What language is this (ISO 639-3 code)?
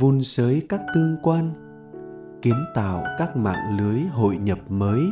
vie